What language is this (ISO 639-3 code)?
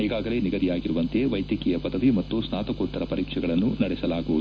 kan